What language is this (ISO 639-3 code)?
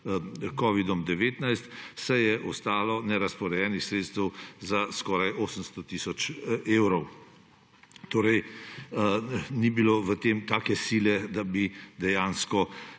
slv